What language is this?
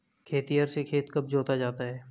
Hindi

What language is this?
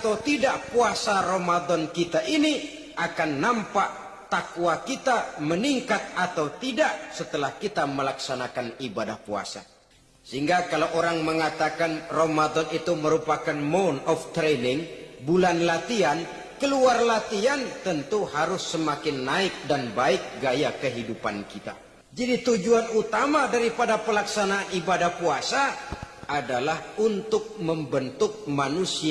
Indonesian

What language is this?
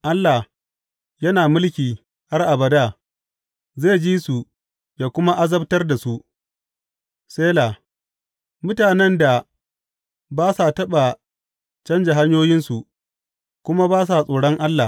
Hausa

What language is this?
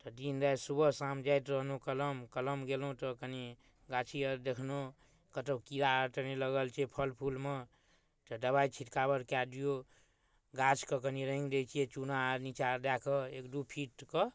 Maithili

